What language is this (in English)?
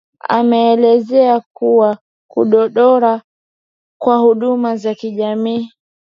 Swahili